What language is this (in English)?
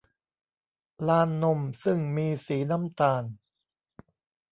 Thai